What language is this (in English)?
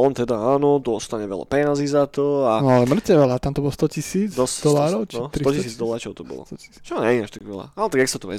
Slovak